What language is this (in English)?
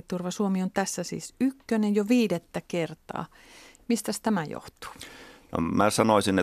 Finnish